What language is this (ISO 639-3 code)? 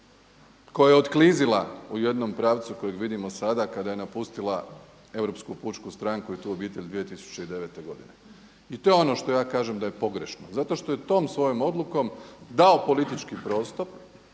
hrv